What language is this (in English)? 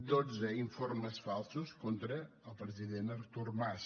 Catalan